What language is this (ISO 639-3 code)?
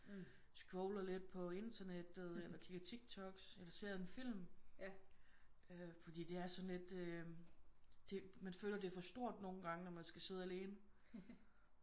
dan